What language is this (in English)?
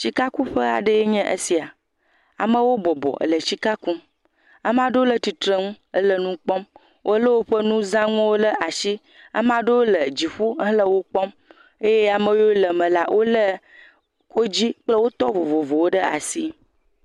Ewe